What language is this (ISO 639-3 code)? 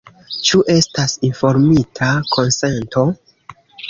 epo